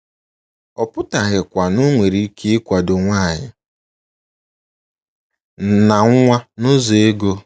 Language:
Igbo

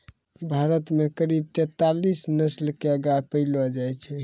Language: Maithili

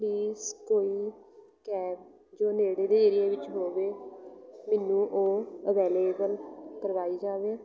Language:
Punjabi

